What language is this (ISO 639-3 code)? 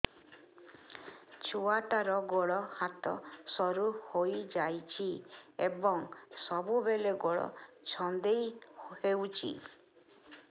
ori